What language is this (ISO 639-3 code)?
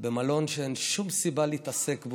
heb